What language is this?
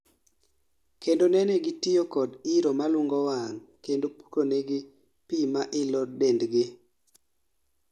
Luo (Kenya and Tanzania)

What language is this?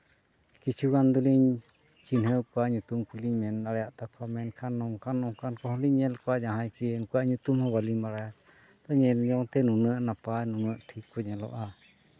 Santali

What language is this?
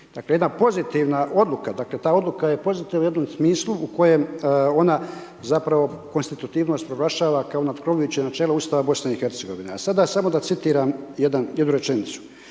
Croatian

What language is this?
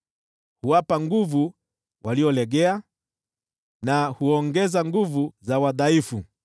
Swahili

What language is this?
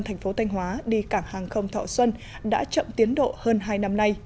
Vietnamese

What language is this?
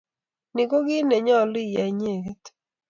Kalenjin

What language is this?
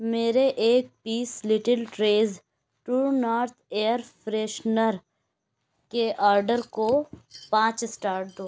Urdu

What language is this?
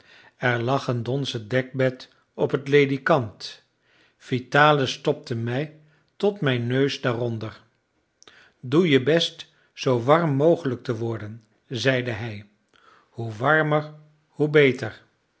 Dutch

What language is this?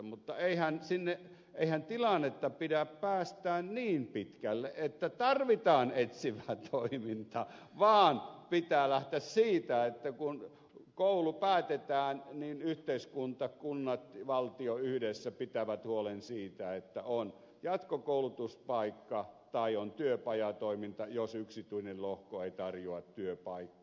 Finnish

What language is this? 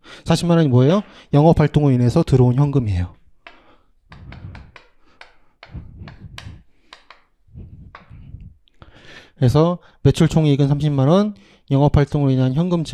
Korean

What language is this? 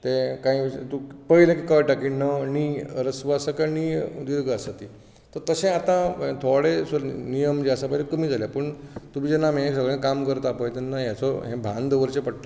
Konkani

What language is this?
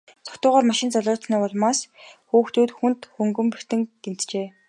Mongolian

